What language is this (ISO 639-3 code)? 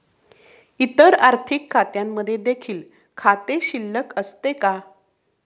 mar